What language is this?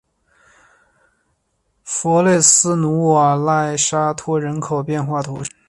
Chinese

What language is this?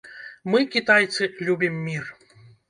Belarusian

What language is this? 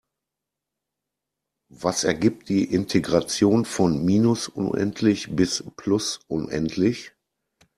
German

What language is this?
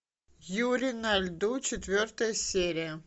Russian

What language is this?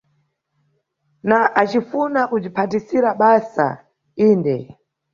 Nyungwe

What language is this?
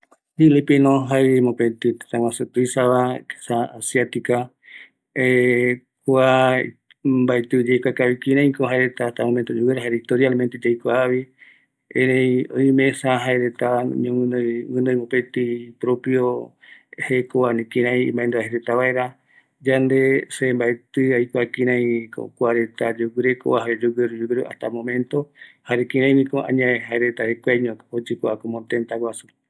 Eastern Bolivian Guaraní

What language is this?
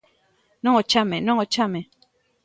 Galician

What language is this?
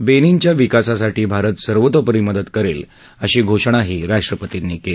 Marathi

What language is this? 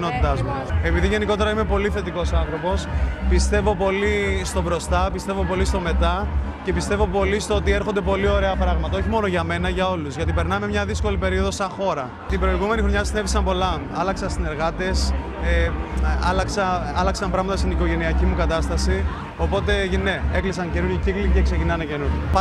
Greek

